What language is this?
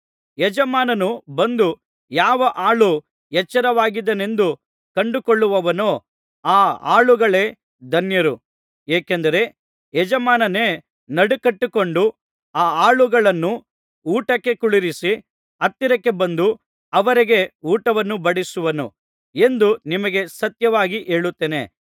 Kannada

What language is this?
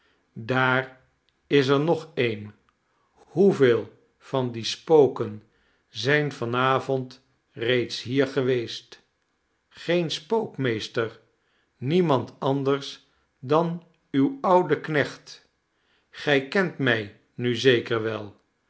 Dutch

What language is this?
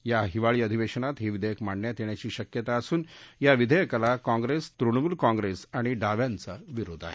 Marathi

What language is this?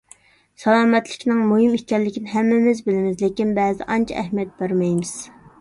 Uyghur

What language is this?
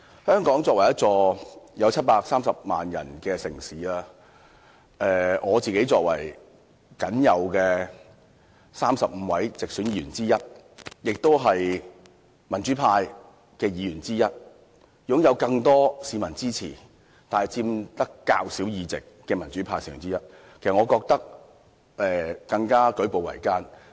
Cantonese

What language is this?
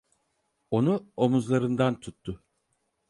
Turkish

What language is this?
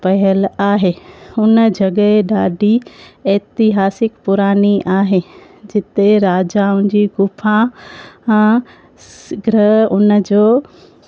Sindhi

